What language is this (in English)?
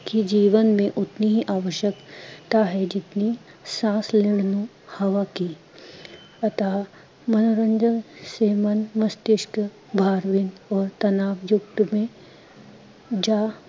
Punjabi